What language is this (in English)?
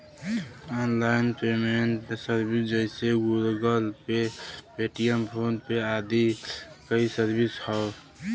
Bhojpuri